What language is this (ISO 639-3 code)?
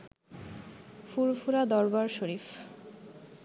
ben